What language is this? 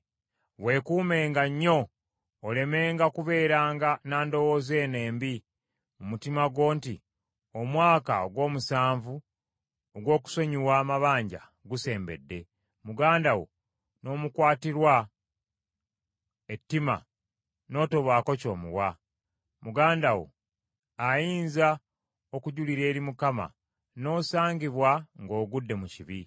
Ganda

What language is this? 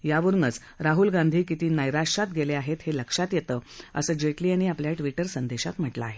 Marathi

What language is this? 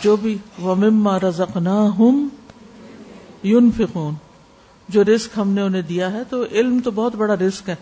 Urdu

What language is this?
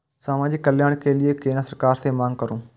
Maithili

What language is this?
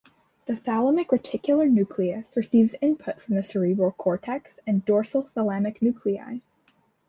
English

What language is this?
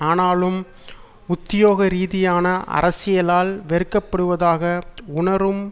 Tamil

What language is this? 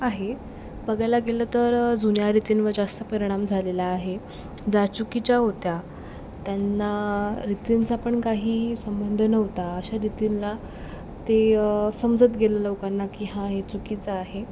Marathi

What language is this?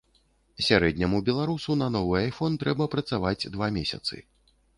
Belarusian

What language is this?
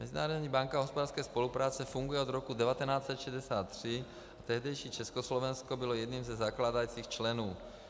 Czech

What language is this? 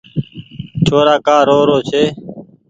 Goaria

